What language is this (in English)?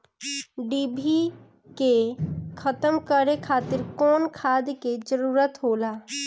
Bhojpuri